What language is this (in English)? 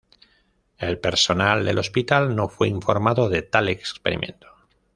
Spanish